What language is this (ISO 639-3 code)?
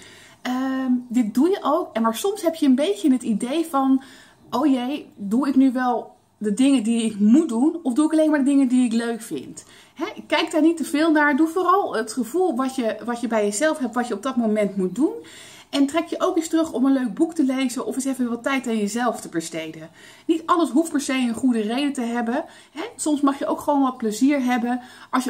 nld